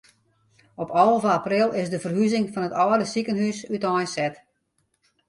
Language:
Western Frisian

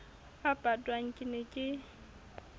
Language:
Southern Sotho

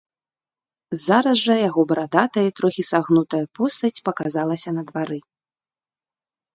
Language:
Belarusian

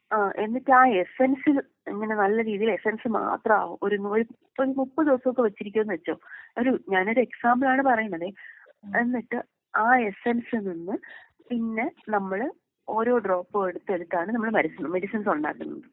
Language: Malayalam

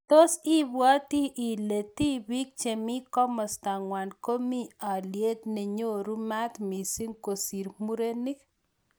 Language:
Kalenjin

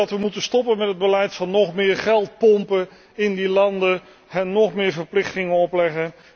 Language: Dutch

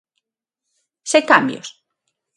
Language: Galician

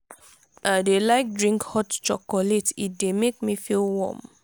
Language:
Nigerian Pidgin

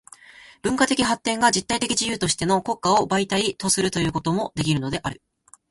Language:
Japanese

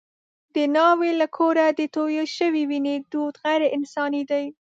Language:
Pashto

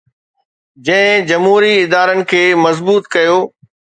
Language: Sindhi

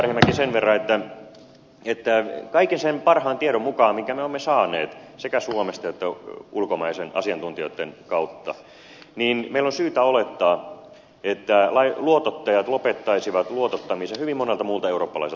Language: Finnish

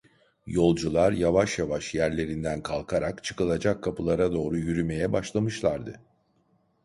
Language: Turkish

